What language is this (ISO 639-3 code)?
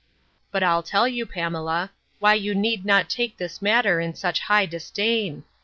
eng